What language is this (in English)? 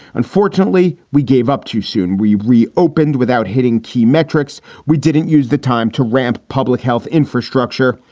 English